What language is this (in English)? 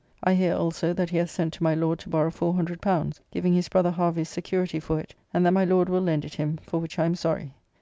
English